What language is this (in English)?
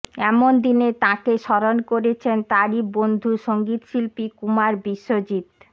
Bangla